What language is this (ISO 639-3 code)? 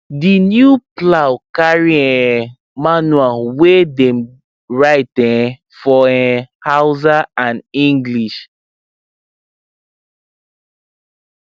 pcm